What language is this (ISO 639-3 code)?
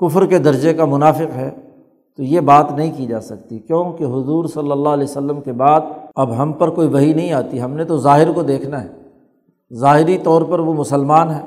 urd